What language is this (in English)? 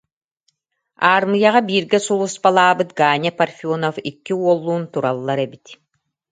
Yakut